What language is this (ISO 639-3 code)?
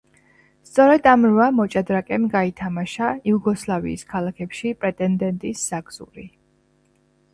kat